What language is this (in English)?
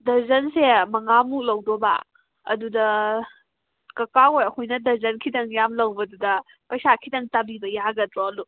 Manipuri